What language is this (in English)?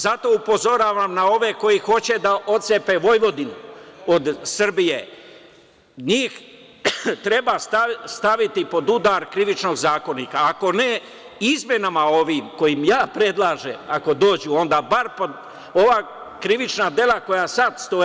Serbian